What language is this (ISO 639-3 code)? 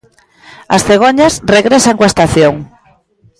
glg